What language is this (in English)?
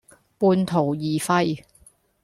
Cantonese